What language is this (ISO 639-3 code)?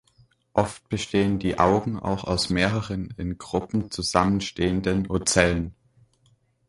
deu